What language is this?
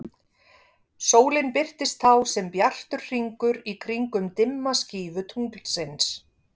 Icelandic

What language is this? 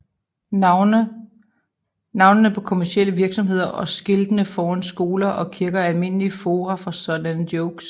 Danish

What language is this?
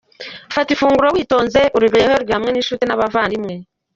Kinyarwanda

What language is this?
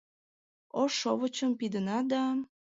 Mari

